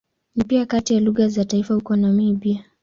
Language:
Swahili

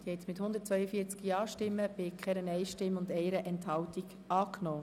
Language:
Swiss German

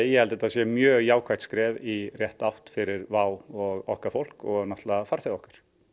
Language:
Icelandic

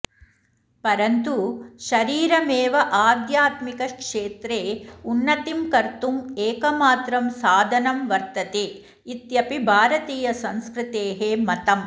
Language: Sanskrit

